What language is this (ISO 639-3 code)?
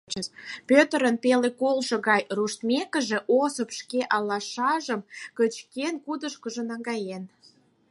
chm